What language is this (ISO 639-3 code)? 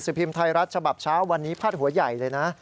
tha